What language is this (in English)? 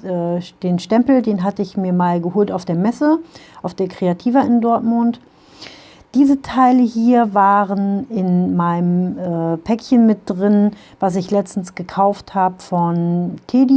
German